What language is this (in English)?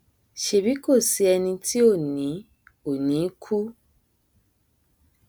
Yoruba